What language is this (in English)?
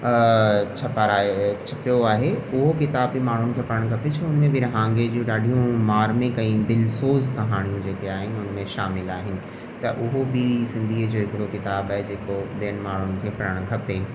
Sindhi